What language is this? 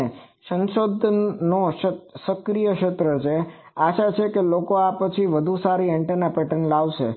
Gujarati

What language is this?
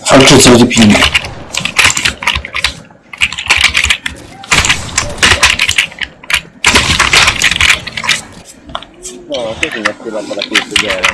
Italian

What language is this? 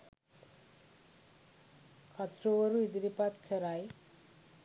Sinhala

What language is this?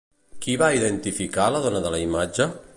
Catalan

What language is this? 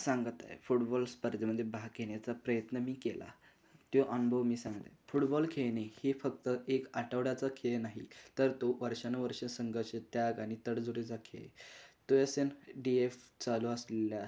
Marathi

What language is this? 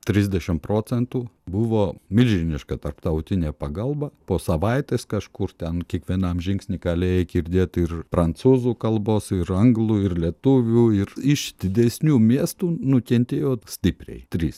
Lithuanian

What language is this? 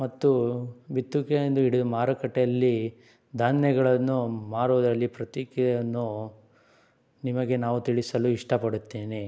Kannada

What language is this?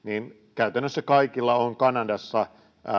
Finnish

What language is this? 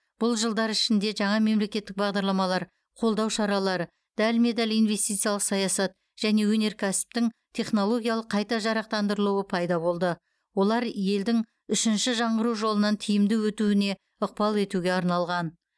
Kazakh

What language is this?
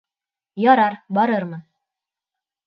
Bashkir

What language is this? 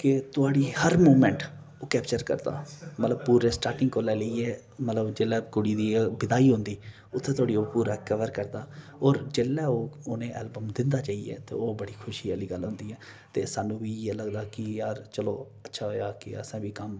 Dogri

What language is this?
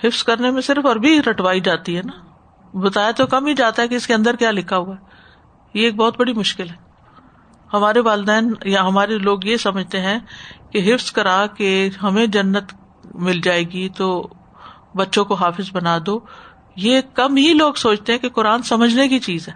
Urdu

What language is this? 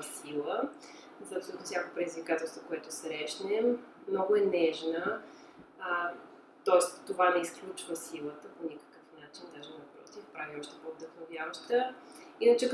Bulgarian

